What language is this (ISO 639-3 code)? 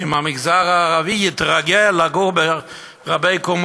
heb